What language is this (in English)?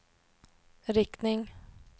Swedish